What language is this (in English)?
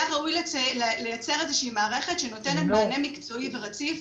Hebrew